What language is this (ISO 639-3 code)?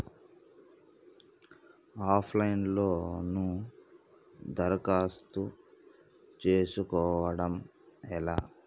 tel